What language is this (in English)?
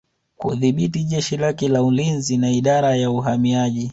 Swahili